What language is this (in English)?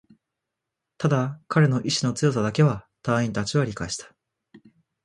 Japanese